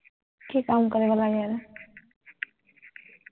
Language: Assamese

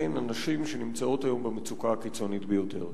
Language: Hebrew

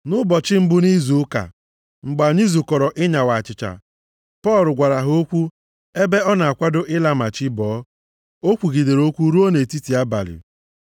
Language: Igbo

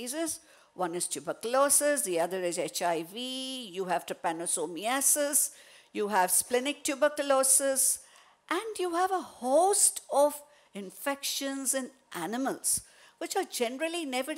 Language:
English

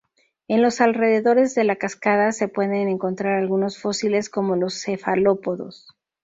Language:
Spanish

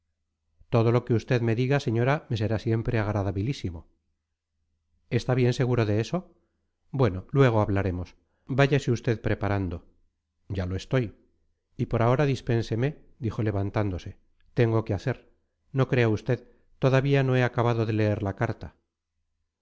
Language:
Spanish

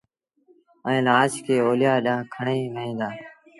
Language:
Sindhi Bhil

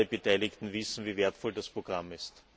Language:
German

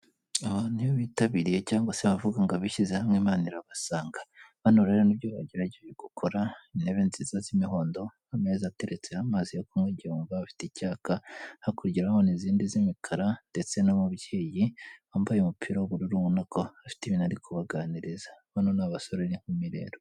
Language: Kinyarwanda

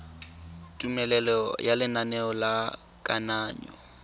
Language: Tswana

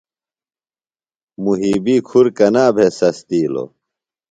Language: Phalura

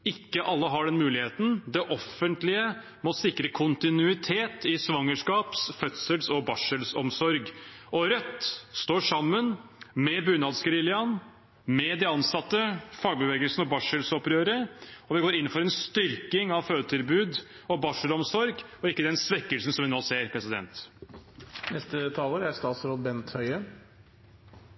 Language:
Norwegian Bokmål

